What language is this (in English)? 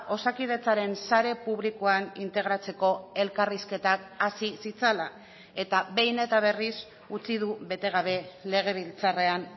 Basque